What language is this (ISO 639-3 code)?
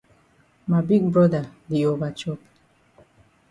wes